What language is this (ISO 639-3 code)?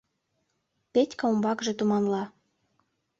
chm